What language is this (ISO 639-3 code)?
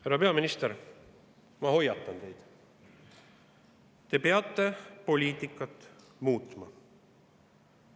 est